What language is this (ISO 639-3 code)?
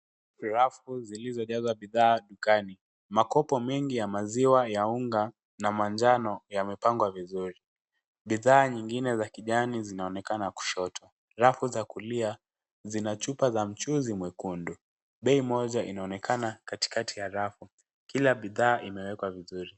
swa